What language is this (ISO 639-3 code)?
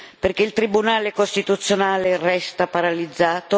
ita